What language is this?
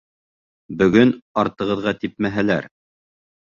Bashkir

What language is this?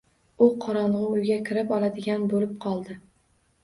Uzbek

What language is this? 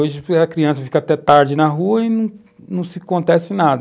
Portuguese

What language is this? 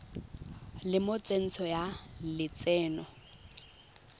Tswana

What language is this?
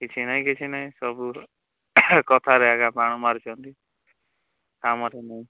Odia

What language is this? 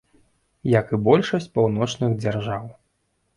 Belarusian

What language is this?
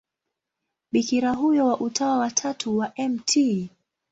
Swahili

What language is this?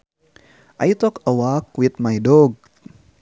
Sundanese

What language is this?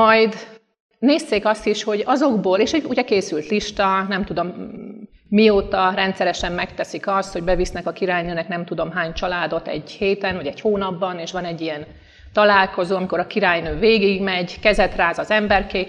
Hungarian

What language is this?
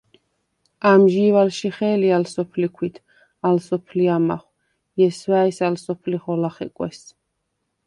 Svan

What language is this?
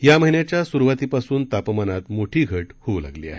Marathi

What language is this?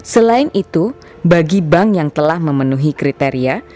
Indonesian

